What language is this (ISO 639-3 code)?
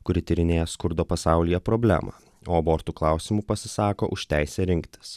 lit